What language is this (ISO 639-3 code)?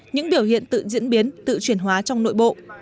vie